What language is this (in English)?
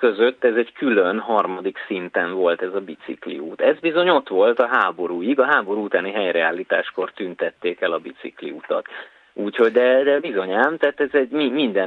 Hungarian